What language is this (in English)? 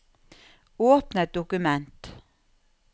Norwegian